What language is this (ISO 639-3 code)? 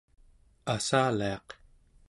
esu